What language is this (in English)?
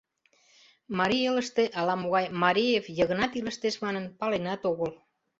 Mari